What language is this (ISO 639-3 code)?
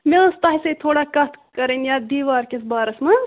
kas